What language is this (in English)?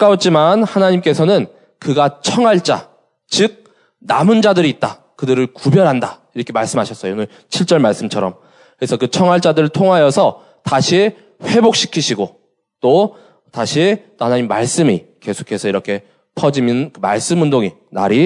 Korean